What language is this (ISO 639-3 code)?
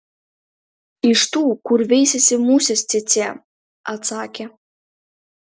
lit